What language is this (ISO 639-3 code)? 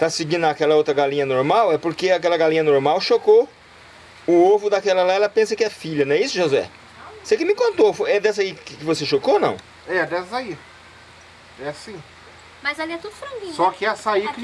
por